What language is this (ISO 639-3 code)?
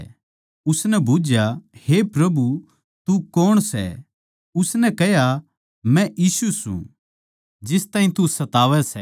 bgc